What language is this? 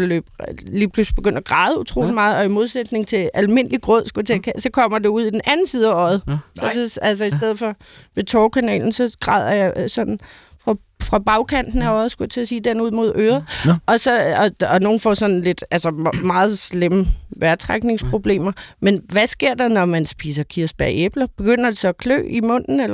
Danish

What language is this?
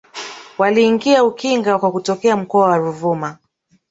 Swahili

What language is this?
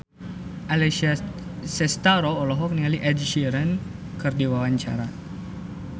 Sundanese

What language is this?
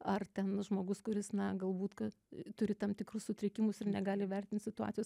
Lithuanian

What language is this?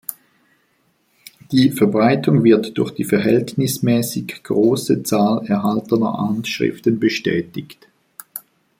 German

